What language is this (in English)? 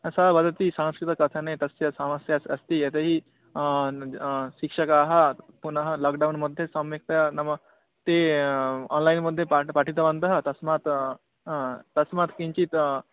Sanskrit